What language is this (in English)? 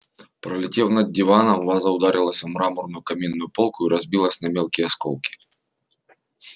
Russian